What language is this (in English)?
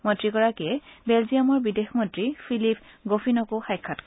Assamese